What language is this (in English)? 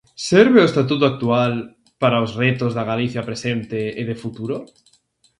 Galician